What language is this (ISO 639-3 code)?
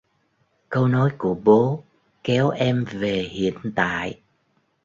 vie